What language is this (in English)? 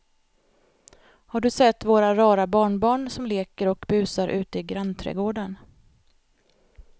Swedish